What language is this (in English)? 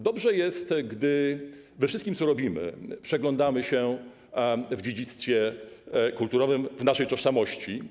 Polish